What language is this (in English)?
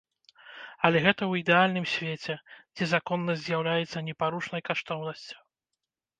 Belarusian